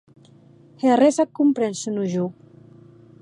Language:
Occitan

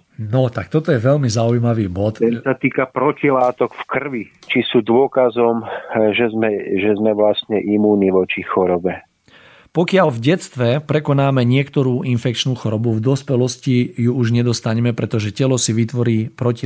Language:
Slovak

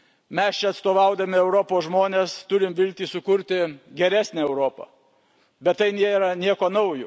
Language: Lithuanian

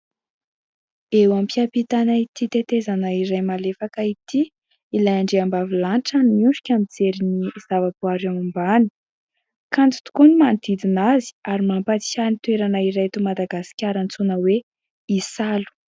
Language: Malagasy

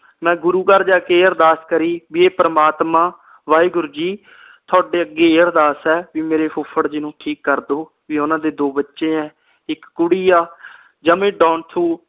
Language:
Punjabi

